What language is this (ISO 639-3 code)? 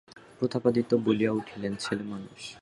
ben